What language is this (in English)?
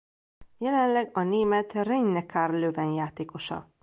Hungarian